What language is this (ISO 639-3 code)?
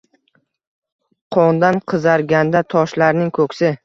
uzb